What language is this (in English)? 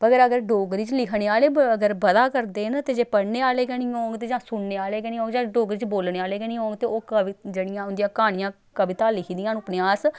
Dogri